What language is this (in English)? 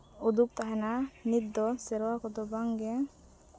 Santali